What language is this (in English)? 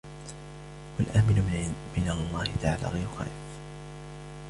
Arabic